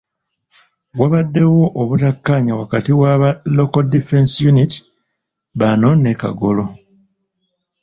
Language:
Ganda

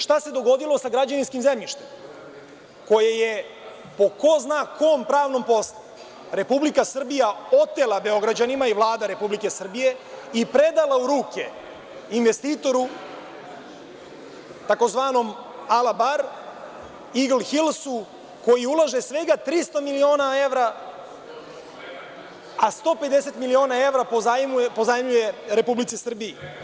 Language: Serbian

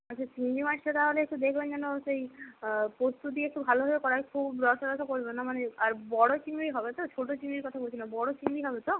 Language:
Bangla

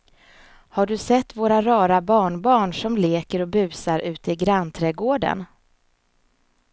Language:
Swedish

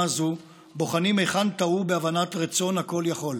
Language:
Hebrew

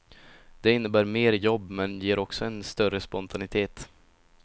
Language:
Swedish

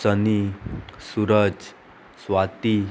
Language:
Konkani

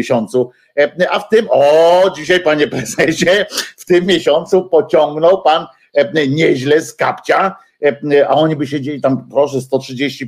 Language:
Polish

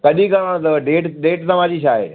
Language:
Sindhi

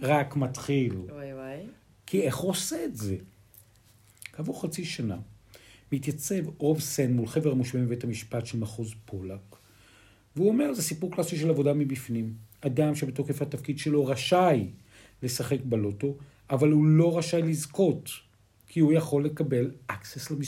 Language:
Hebrew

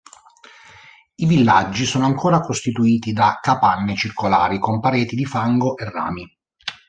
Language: Italian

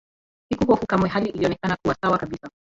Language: Swahili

